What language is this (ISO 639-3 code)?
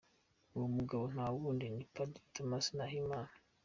kin